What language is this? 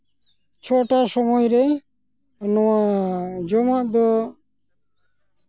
Santali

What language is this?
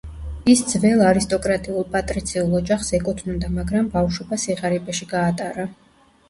Georgian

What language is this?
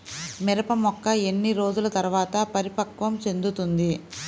Telugu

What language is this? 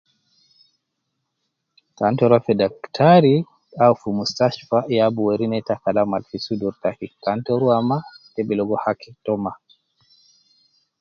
Nubi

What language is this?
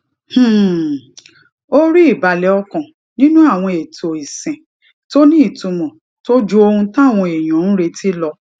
Yoruba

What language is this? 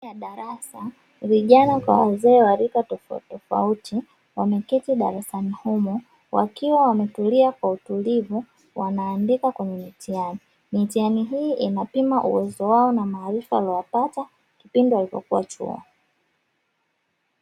Swahili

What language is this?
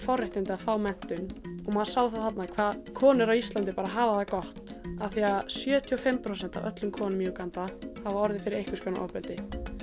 Icelandic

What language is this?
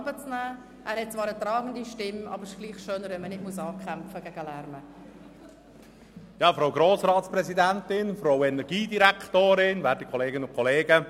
Swiss German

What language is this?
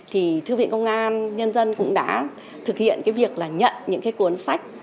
Vietnamese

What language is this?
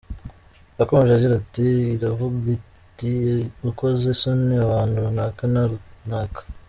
Kinyarwanda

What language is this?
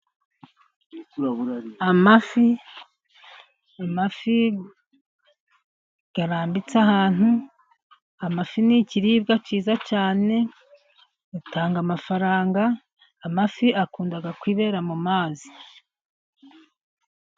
Kinyarwanda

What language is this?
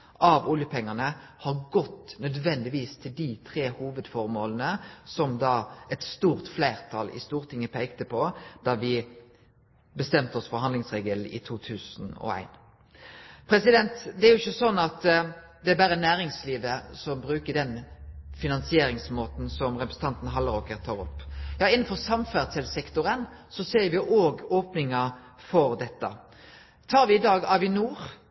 Norwegian Nynorsk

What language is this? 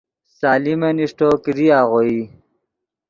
Yidgha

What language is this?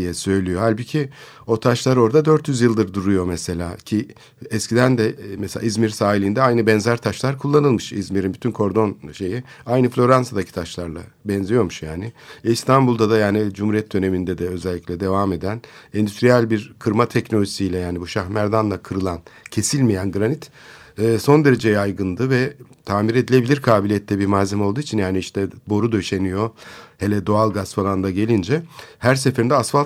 Turkish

